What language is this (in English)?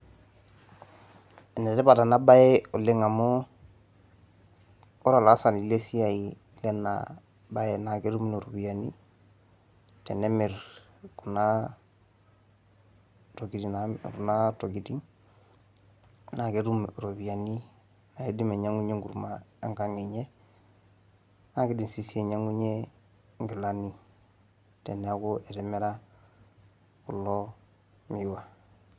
Masai